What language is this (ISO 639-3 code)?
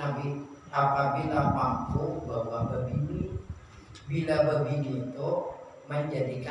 ind